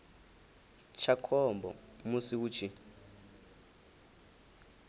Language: Venda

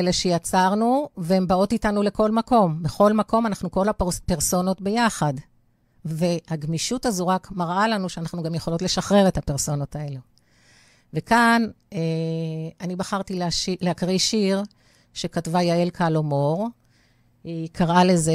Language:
Hebrew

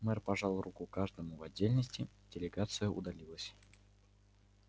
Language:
Russian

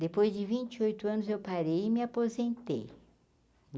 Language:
Portuguese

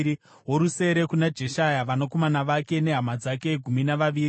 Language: Shona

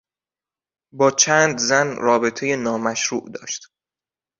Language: Persian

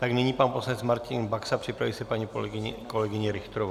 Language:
Czech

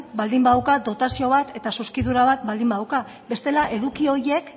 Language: Basque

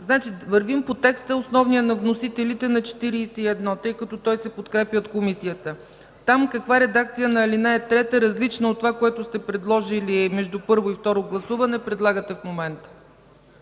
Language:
Bulgarian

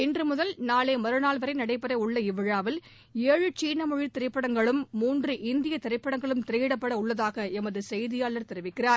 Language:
Tamil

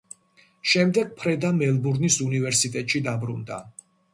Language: Georgian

